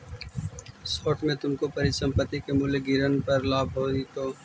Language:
Magahi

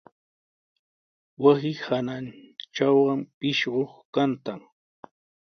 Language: Sihuas Ancash Quechua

